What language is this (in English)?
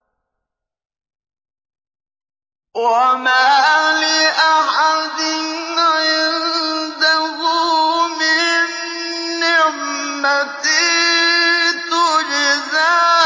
Arabic